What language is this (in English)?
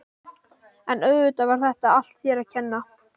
Icelandic